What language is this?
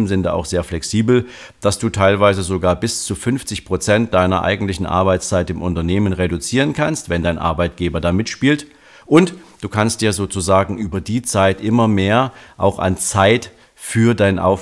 German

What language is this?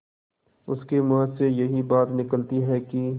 Hindi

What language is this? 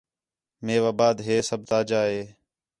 Khetrani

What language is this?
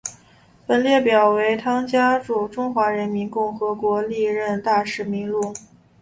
Chinese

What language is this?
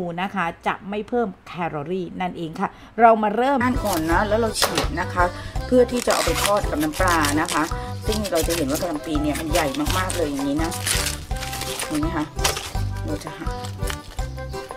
Thai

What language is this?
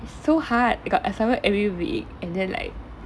English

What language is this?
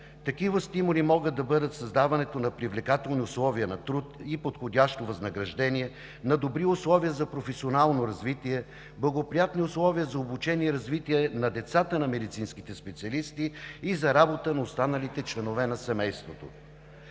Bulgarian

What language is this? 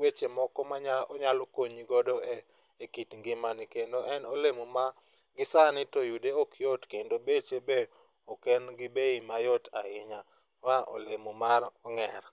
Luo (Kenya and Tanzania)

